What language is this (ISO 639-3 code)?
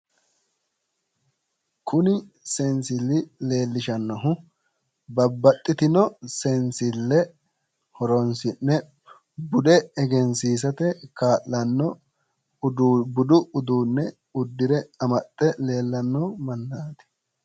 sid